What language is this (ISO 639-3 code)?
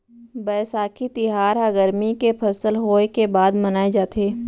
hne